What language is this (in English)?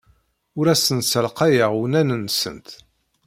Kabyle